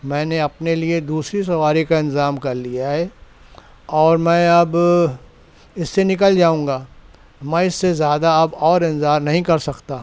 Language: Urdu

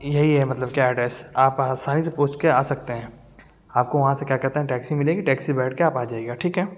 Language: Urdu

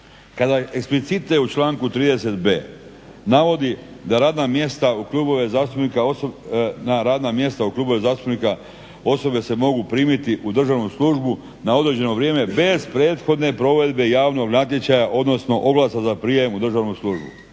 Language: Croatian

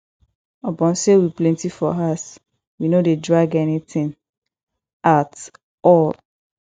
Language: Nigerian Pidgin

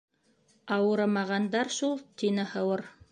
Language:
Bashkir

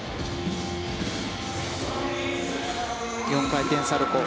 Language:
Japanese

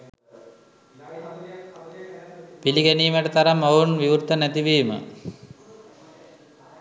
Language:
Sinhala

